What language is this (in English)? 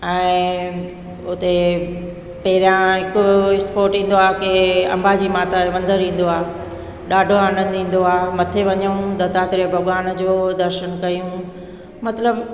Sindhi